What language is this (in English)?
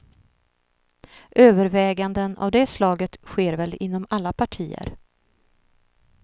Swedish